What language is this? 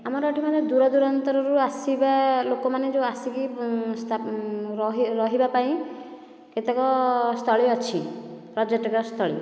Odia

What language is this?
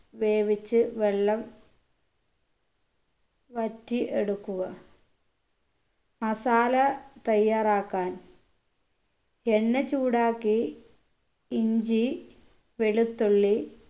Malayalam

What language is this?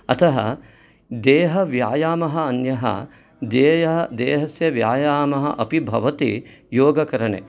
Sanskrit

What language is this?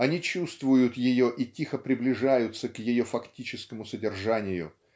Russian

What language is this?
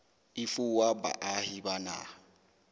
Southern Sotho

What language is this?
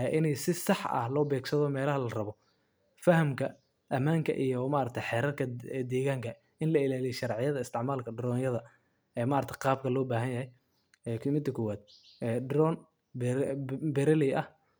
Somali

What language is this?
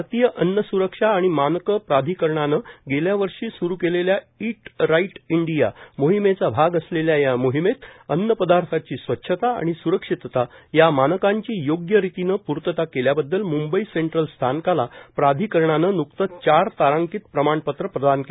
Marathi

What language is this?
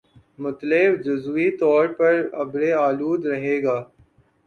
Urdu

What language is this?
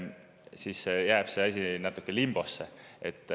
Estonian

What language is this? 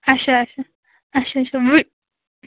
Kashmiri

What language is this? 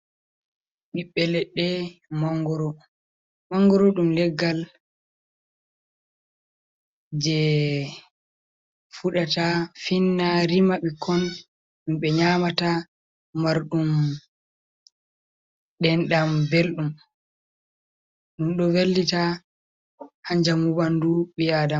Fula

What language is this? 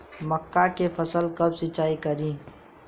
Bhojpuri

